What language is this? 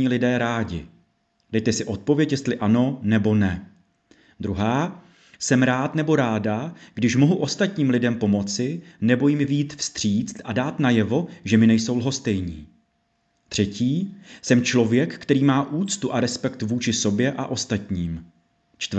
Czech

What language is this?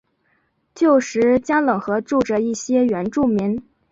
Chinese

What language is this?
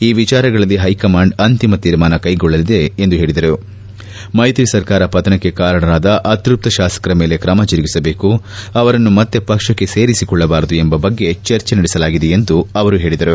Kannada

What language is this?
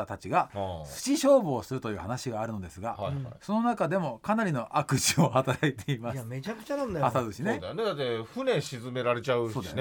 Japanese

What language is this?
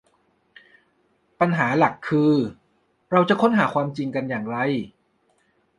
Thai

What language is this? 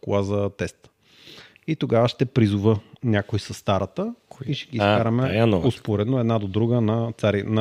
Bulgarian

